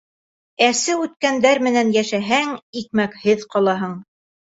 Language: Bashkir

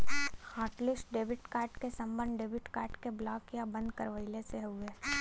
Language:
Bhojpuri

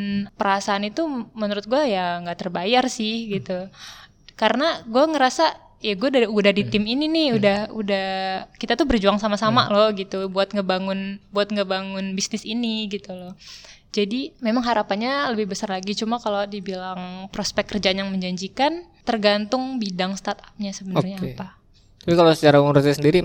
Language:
Indonesian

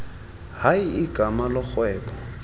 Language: Xhosa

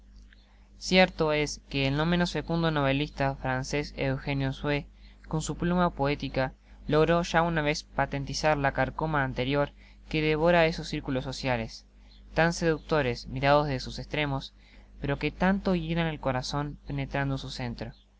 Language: Spanish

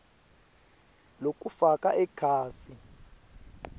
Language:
Swati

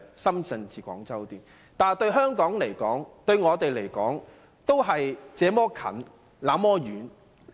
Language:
Cantonese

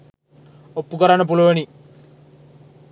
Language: Sinhala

